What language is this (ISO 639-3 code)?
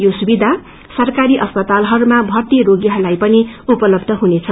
nep